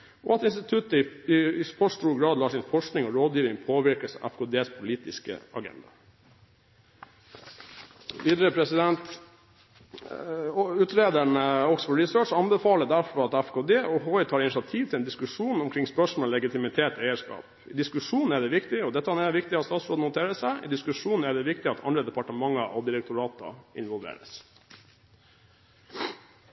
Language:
Norwegian Bokmål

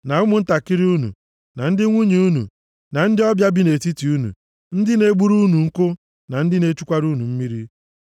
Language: Igbo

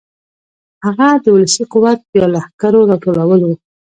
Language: Pashto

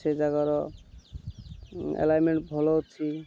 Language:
Odia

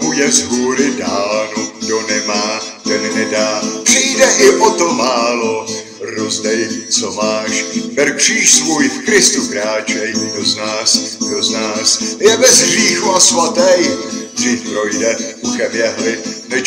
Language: Czech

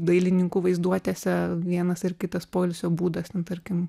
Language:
Lithuanian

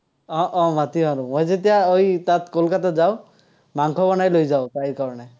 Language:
Assamese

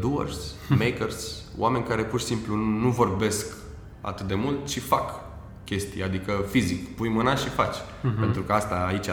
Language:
Romanian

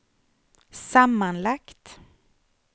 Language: Swedish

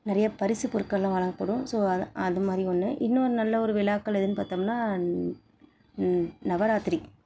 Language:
Tamil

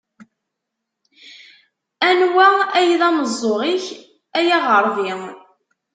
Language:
Kabyle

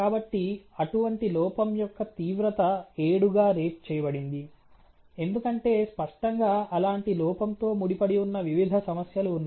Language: Telugu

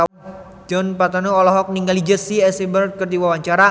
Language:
Sundanese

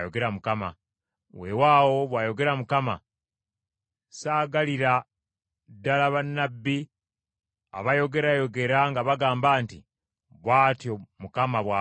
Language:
Ganda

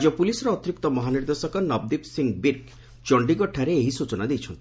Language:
Odia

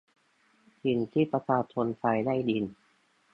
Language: Thai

